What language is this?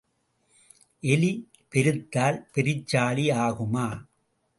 Tamil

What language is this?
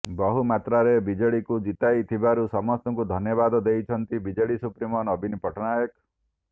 Odia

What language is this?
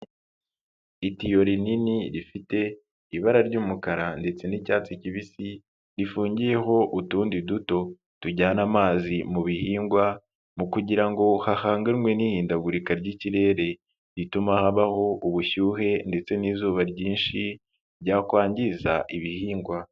Kinyarwanda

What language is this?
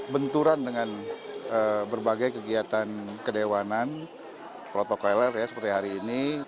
Indonesian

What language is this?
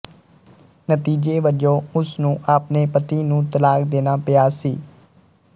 Punjabi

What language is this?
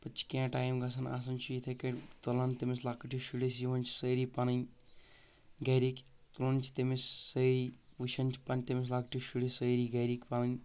Kashmiri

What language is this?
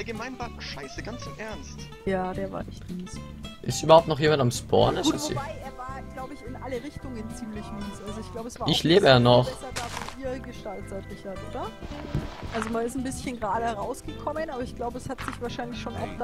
German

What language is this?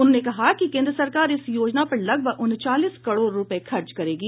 Hindi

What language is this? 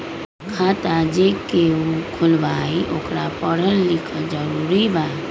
Magahi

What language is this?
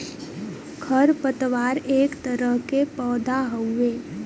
Bhojpuri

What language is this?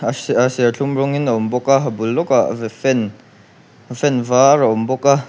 Mizo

